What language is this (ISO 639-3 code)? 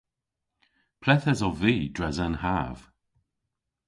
cor